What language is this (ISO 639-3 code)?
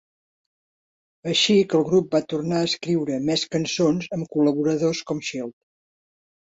cat